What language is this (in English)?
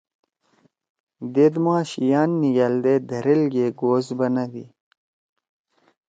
Torwali